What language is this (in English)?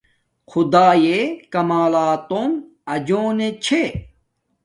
Domaaki